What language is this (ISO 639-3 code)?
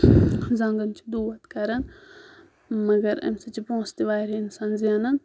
kas